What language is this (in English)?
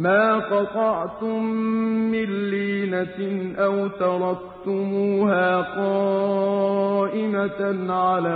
Arabic